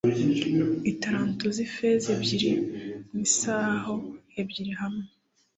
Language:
Kinyarwanda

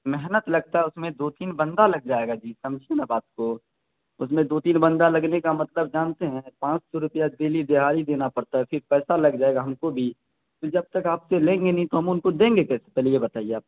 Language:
Urdu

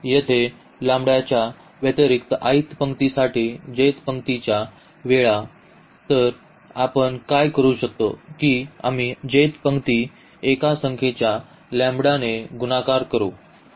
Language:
Marathi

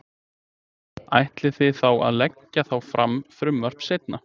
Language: Icelandic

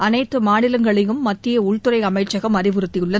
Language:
Tamil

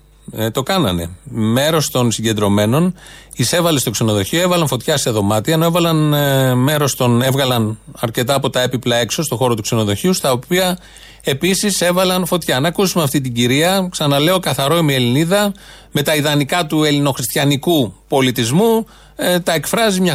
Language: Greek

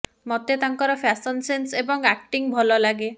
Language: Odia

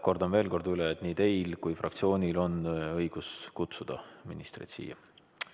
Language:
Estonian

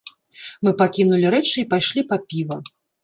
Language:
Belarusian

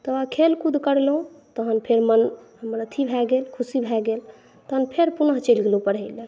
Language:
Maithili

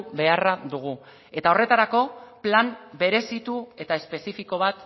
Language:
Basque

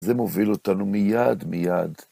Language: Hebrew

